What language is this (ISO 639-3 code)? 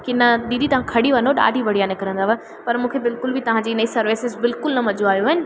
snd